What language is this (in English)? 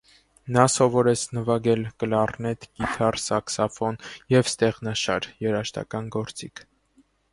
Armenian